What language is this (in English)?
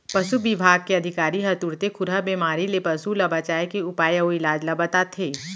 Chhattisgarhi